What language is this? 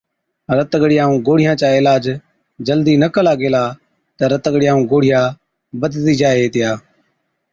Od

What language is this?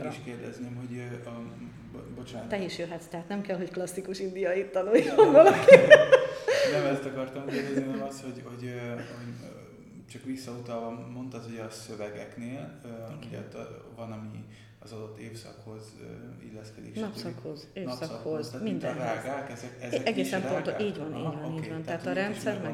Hungarian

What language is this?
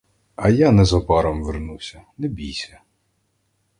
Ukrainian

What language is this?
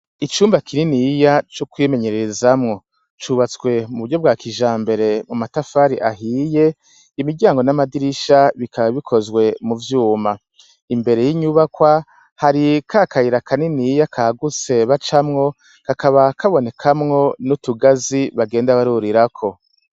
Rundi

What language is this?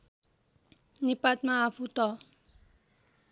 Nepali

